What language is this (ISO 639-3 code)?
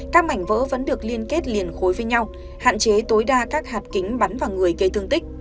vie